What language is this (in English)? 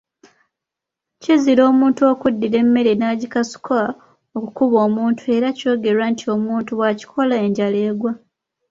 Ganda